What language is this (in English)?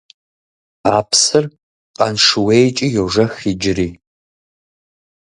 Kabardian